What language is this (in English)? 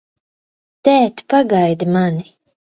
Latvian